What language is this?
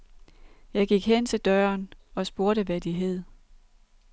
Danish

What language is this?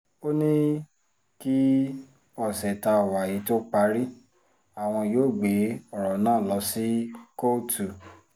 Yoruba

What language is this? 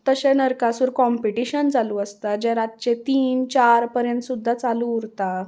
Konkani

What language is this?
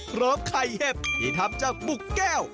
Thai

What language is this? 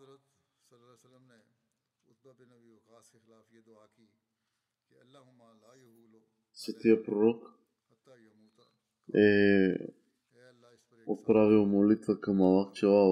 Bulgarian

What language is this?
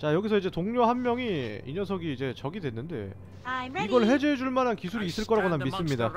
Korean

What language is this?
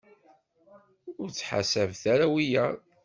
Kabyle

